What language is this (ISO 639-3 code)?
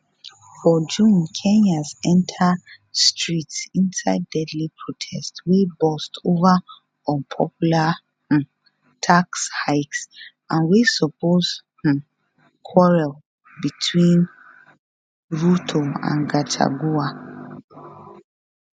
pcm